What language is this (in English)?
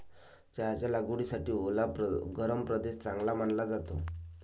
Marathi